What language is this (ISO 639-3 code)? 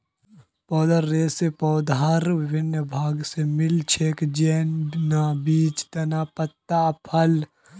mag